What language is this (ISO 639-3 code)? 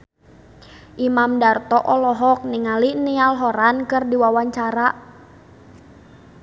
sun